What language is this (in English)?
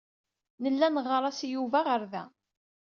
Kabyle